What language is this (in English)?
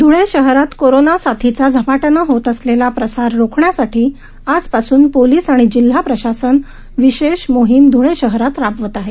Marathi